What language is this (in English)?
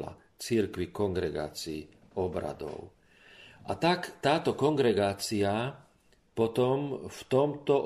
Slovak